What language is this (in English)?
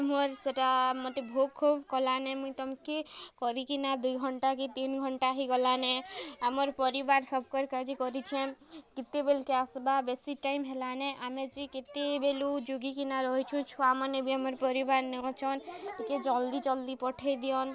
Odia